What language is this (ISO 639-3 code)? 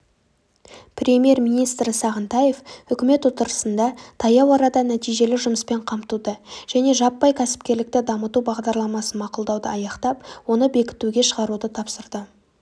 kaz